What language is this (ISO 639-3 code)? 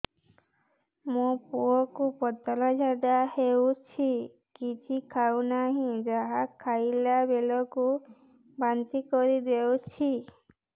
ori